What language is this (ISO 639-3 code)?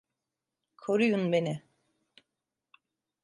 tur